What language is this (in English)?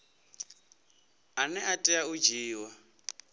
Venda